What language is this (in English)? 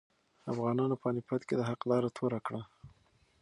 Pashto